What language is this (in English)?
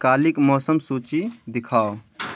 Maithili